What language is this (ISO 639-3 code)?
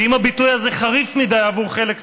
heb